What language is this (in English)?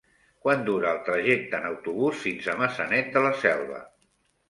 Catalan